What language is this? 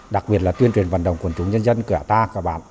Vietnamese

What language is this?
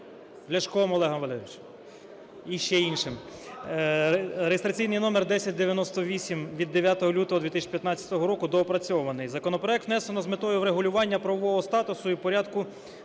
Ukrainian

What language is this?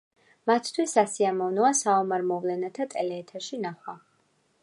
Georgian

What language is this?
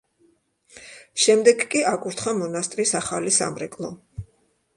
Georgian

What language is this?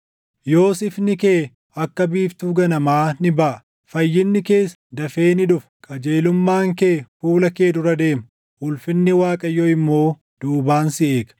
Oromo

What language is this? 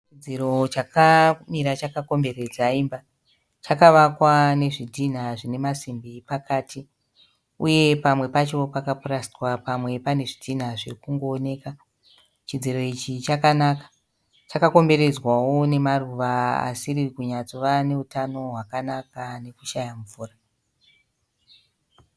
Shona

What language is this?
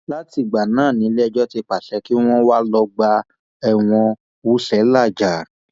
Yoruba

